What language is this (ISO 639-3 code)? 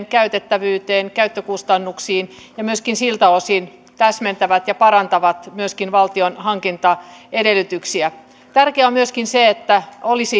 fin